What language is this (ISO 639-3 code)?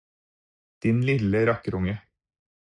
nob